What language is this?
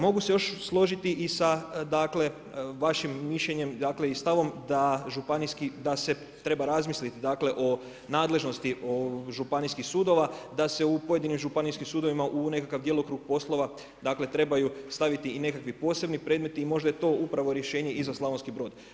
Croatian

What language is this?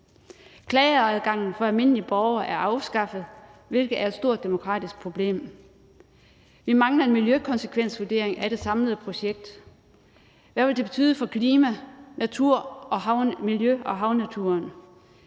Danish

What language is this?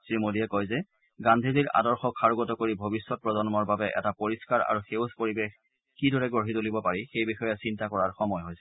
Assamese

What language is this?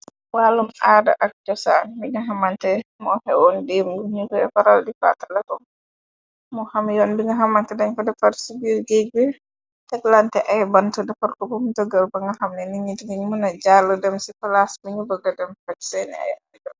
Wolof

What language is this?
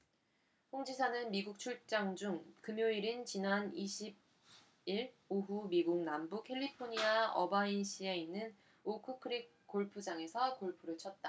Korean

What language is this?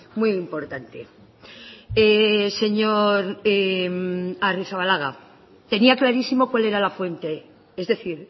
Spanish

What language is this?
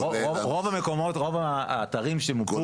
Hebrew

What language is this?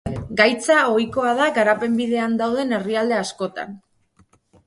Basque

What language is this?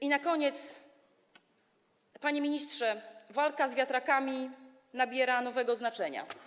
Polish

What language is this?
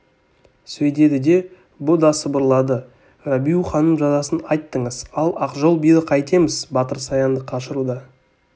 Kazakh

